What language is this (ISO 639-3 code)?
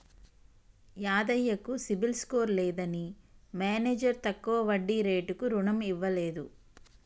tel